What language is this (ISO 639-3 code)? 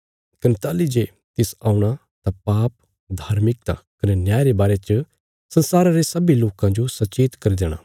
kfs